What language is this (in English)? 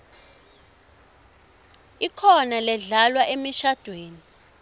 Swati